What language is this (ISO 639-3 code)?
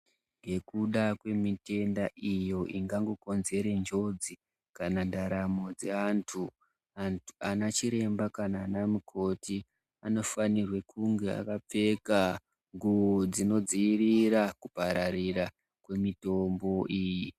ndc